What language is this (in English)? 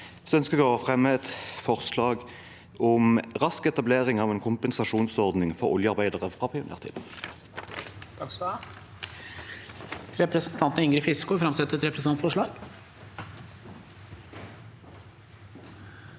Norwegian